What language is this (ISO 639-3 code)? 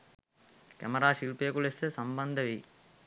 sin